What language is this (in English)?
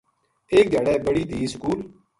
Gujari